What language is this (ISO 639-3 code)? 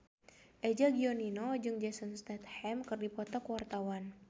sun